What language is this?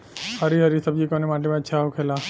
Bhojpuri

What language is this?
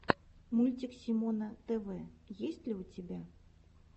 Russian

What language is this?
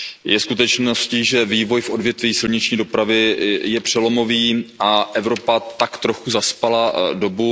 Czech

